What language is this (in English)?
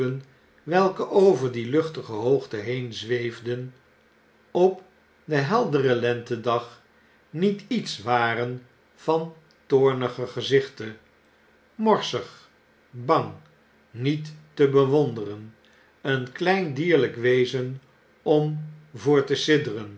Dutch